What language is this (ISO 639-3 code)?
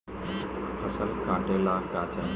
bho